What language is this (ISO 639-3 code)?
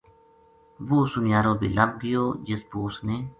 gju